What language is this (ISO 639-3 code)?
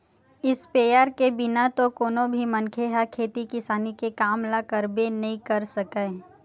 hne